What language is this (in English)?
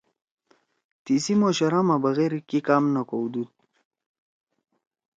Torwali